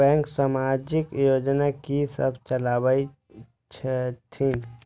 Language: Maithili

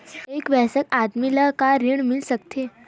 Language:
Chhattisgarhi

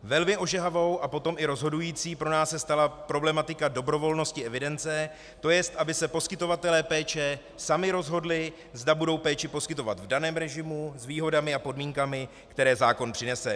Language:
Czech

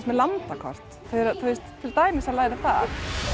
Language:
Icelandic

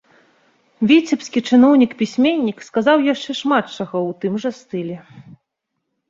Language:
Belarusian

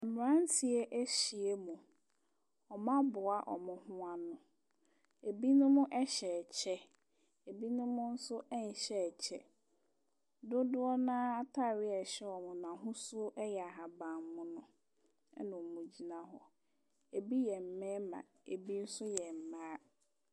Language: Akan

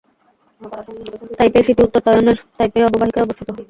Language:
Bangla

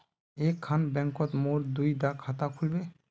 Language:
Magahi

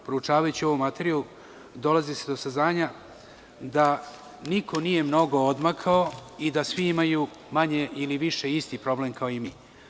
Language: Serbian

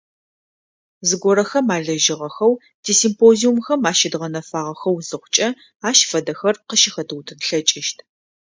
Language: Adyghe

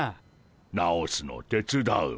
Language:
Japanese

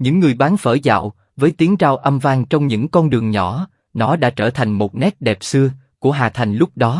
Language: Vietnamese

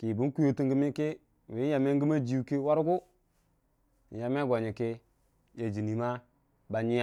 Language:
Dijim-Bwilim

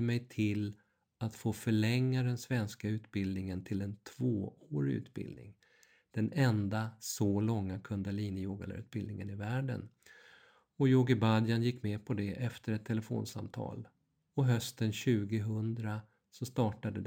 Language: Swedish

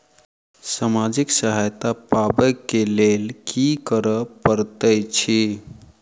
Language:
Maithili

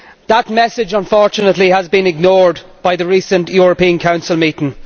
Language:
English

